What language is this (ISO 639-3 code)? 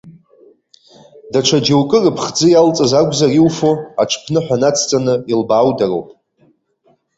abk